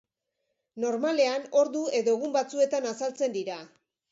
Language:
Basque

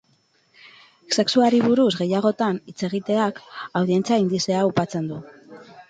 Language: Basque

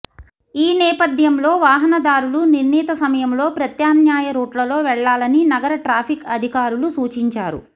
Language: Telugu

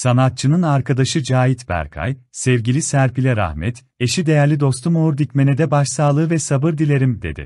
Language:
Turkish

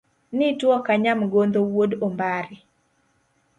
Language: Luo (Kenya and Tanzania)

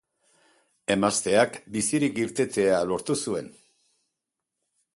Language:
Basque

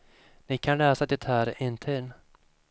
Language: Swedish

